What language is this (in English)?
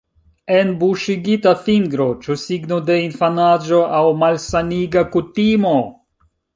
Esperanto